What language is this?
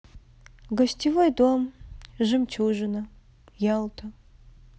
Russian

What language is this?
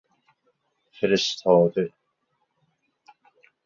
Persian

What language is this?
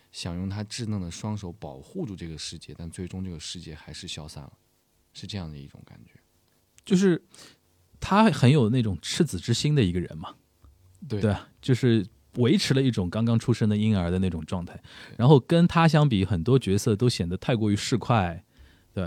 Chinese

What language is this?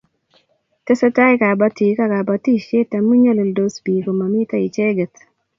Kalenjin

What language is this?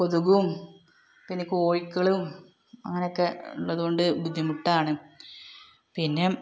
Malayalam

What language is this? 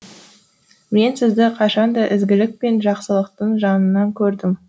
Kazakh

